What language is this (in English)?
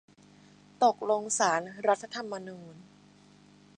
Thai